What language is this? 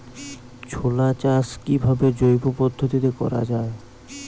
Bangla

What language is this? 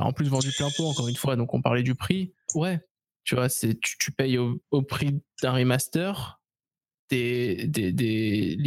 French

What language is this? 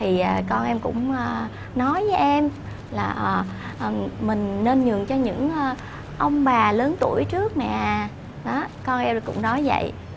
Vietnamese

